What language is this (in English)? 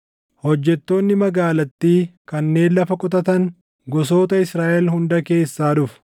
Oromo